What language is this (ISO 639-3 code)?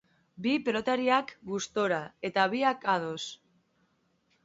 eus